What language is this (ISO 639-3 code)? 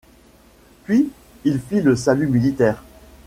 fra